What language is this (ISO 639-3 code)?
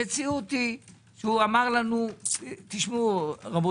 heb